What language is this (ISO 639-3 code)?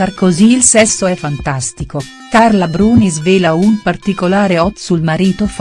ita